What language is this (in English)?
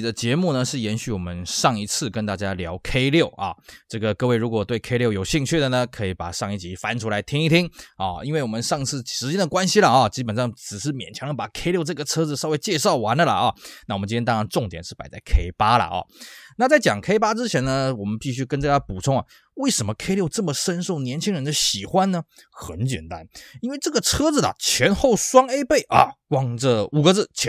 Chinese